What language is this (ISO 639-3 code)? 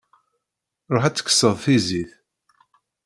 kab